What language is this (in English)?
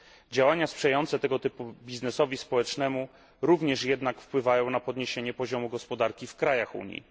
Polish